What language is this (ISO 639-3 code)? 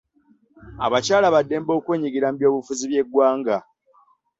lug